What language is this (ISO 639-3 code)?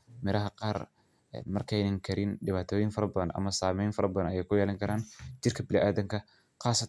som